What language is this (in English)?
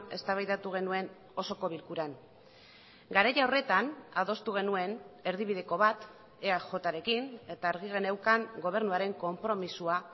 Basque